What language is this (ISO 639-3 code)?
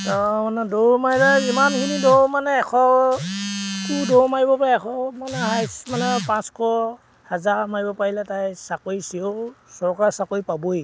asm